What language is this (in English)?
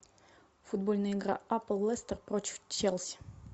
Russian